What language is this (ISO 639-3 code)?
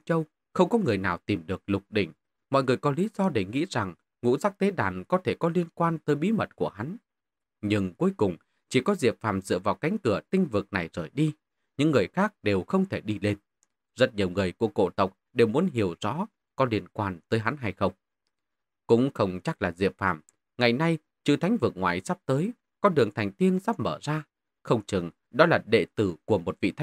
vie